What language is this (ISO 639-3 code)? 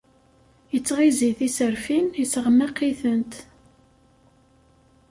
kab